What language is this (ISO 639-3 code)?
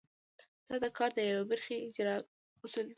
pus